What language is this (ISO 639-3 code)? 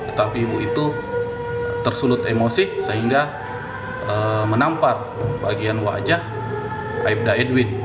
ind